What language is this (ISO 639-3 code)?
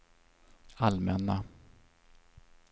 swe